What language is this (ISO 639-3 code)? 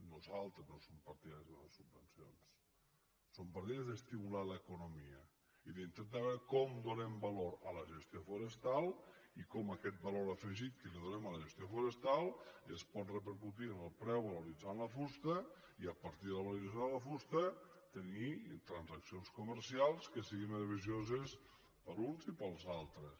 cat